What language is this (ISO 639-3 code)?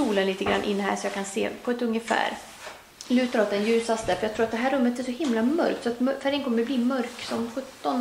swe